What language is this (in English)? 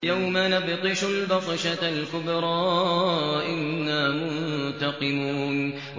Arabic